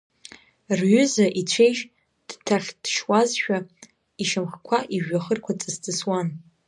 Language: Abkhazian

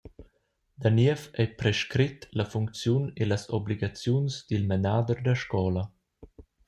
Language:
Romansh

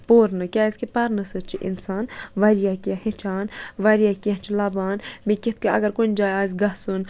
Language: Kashmiri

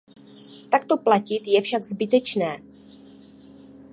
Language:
Czech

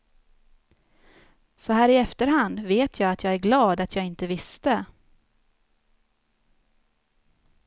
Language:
Swedish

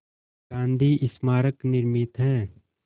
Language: Hindi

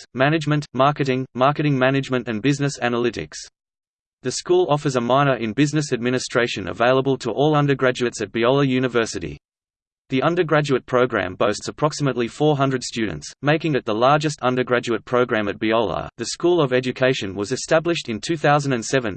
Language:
English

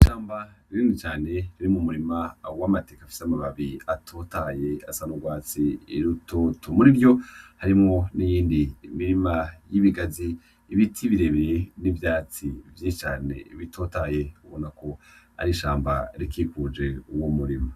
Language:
Rundi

